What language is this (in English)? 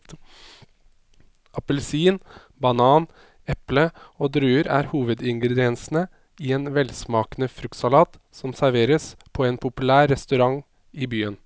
Norwegian